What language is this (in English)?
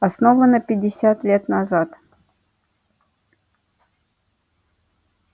Russian